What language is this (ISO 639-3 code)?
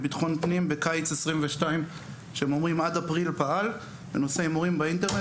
heb